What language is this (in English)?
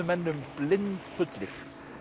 Icelandic